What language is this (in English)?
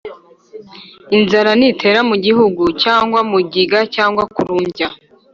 Kinyarwanda